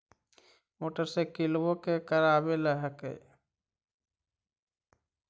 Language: Magahi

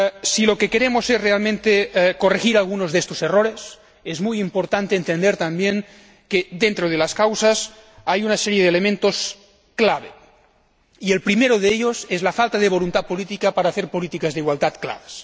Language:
Spanish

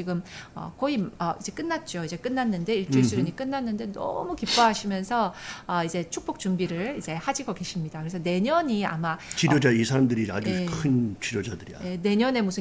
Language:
Korean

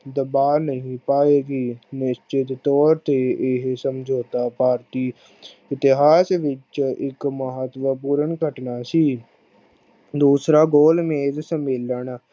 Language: Punjabi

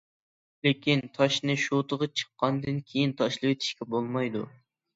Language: Uyghur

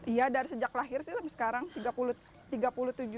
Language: Indonesian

